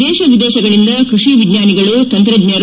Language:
Kannada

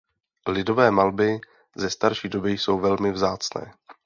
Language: Czech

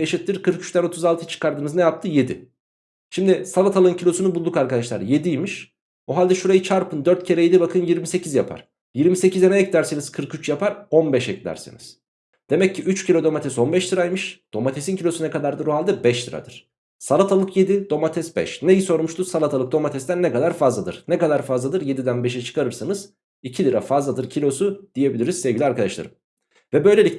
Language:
Turkish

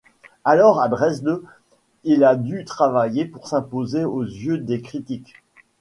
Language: French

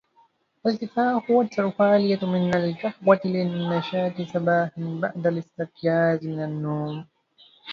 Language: Arabic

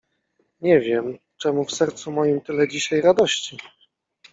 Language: Polish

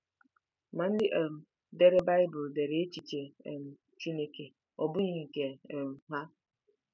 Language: Igbo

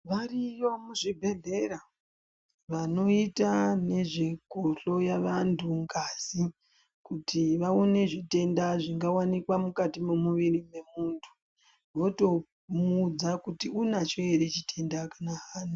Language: Ndau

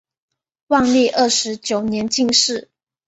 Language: Chinese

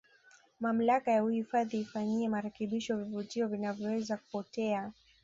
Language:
Swahili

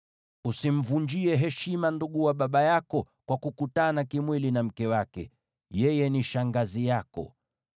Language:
Swahili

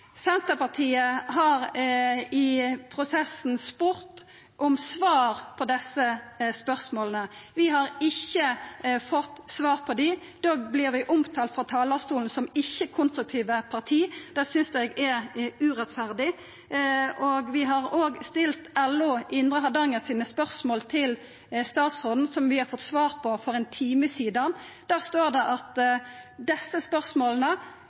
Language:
Norwegian Nynorsk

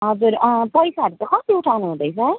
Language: Nepali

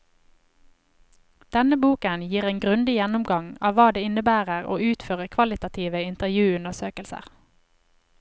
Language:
Norwegian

